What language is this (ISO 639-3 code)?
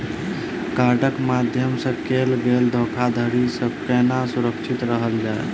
mai